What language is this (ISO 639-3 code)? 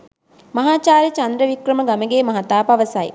sin